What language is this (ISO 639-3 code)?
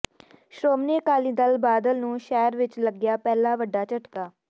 pan